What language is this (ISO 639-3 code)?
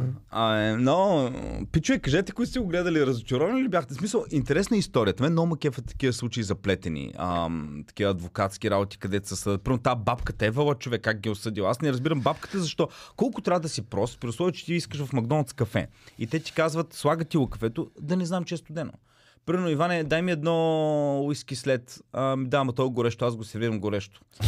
bul